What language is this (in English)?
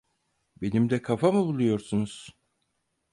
Turkish